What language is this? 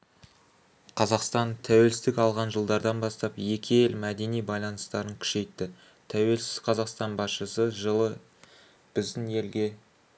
Kazakh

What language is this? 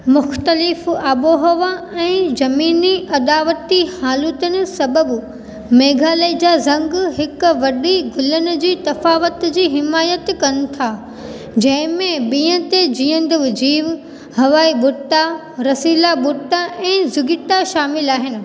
Sindhi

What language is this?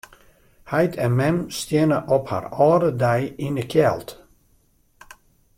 Western Frisian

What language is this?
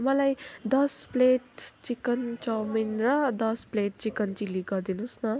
Nepali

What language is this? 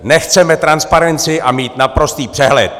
Czech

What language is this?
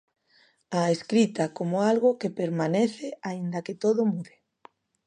Galician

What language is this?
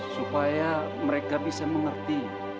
Indonesian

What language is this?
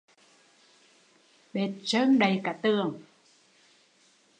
Vietnamese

